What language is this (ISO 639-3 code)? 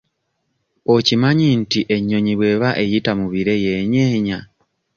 lug